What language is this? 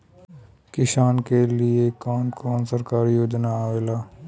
Bhojpuri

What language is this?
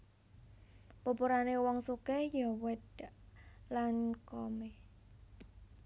Javanese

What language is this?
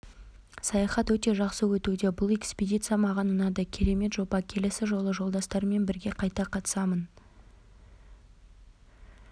Kazakh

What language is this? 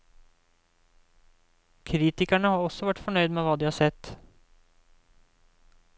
Norwegian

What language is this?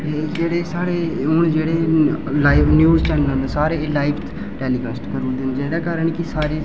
Dogri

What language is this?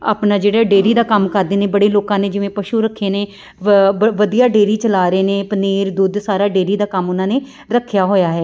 Punjabi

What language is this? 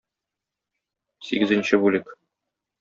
Tatar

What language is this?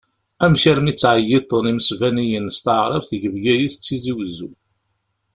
Kabyle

